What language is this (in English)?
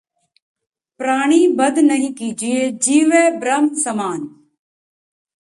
Punjabi